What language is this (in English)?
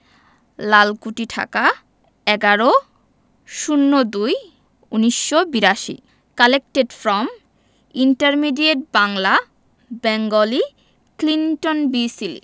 Bangla